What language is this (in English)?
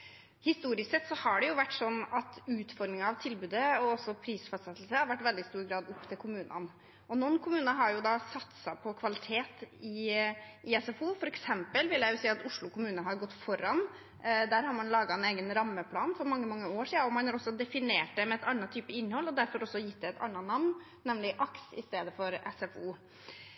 Norwegian Bokmål